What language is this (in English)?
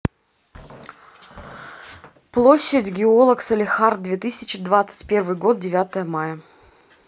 Russian